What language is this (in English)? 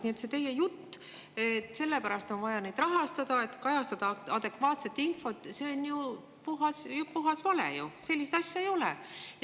Estonian